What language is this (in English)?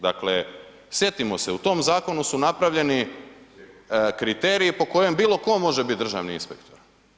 Croatian